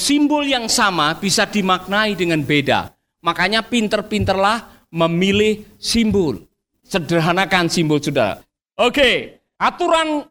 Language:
Indonesian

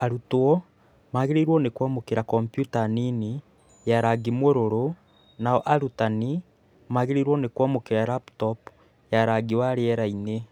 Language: Kikuyu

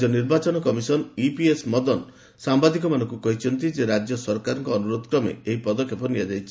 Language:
Odia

